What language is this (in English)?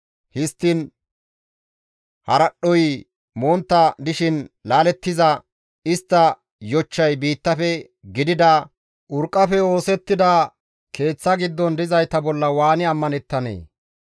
Gamo